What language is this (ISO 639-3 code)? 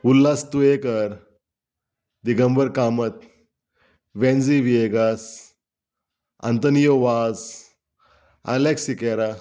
kok